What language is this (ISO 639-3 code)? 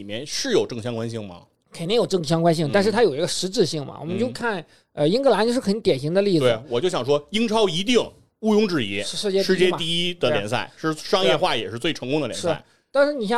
zho